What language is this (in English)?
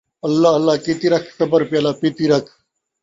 Saraiki